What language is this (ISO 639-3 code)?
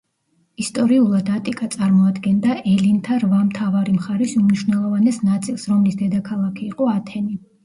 kat